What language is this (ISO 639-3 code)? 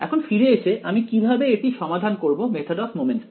ben